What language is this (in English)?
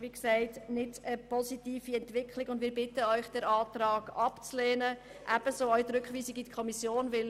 Swiss German